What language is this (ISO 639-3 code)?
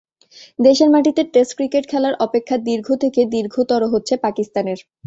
ben